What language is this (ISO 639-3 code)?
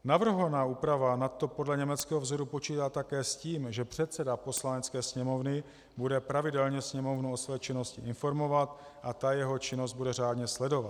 ces